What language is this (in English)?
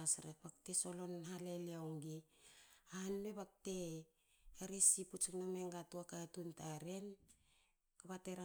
Hakö